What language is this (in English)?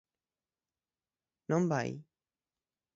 Galician